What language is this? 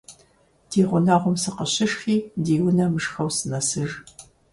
Kabardian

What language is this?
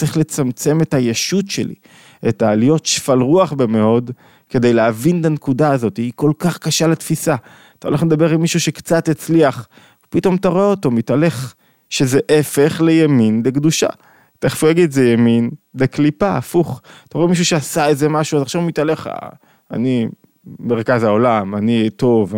Hebrew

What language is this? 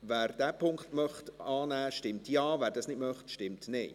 Swiss German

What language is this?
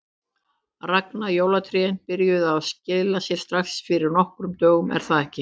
Icelandic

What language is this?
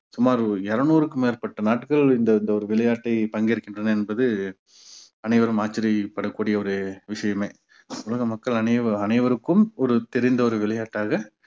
Tamil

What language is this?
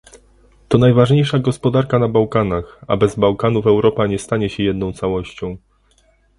Polish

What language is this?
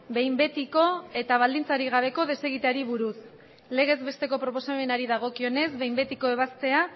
Basque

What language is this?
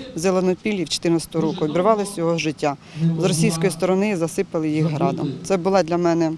Ukrainian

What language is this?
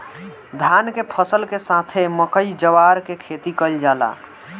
Bhojpuri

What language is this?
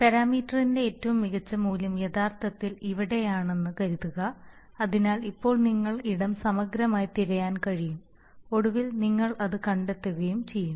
Malayalam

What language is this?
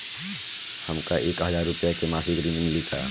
Bhojpuri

